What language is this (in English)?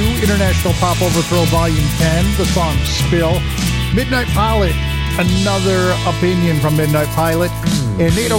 English